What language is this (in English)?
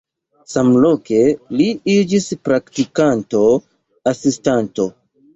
Esperanto